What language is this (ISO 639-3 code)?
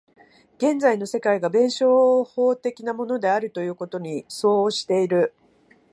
jpn